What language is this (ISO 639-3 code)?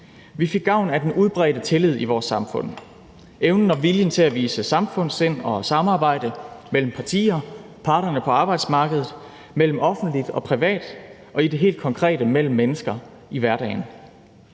dan